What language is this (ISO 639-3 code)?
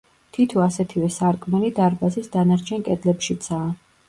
kat